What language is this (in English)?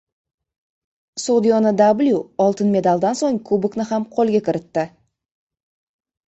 Uzbek